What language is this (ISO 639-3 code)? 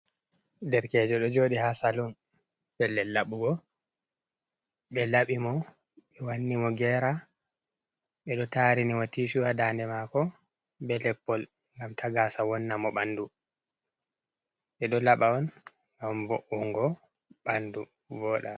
ful